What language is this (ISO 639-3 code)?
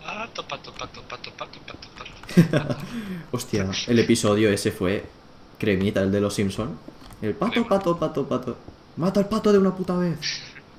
spa